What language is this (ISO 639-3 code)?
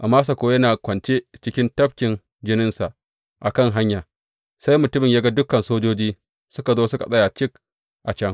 hau